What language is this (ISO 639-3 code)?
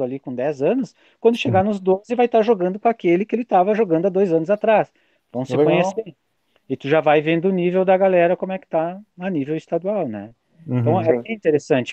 por